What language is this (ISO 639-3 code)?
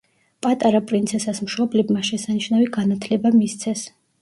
kat